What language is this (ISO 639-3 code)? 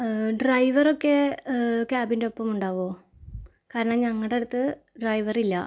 mal